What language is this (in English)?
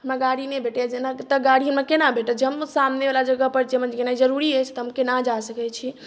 Maithili